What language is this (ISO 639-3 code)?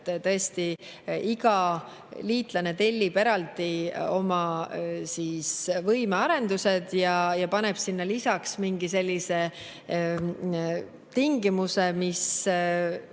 est